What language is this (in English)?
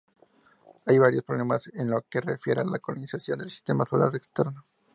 Spanish